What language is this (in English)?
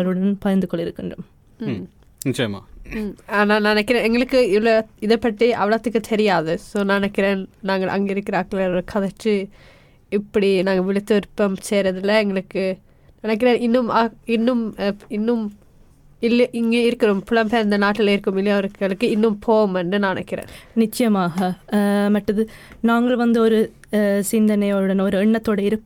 Tamil